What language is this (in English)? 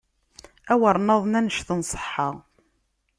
Kabyle